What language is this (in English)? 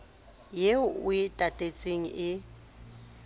Southern Sotho